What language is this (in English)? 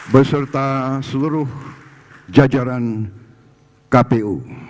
Indonesian